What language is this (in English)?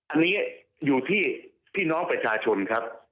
Thai